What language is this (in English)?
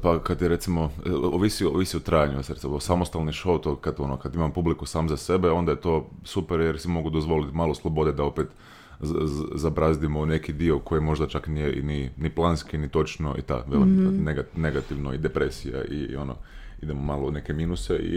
Croatian